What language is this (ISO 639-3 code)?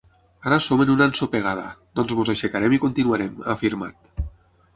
cat